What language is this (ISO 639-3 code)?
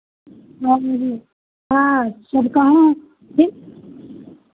hin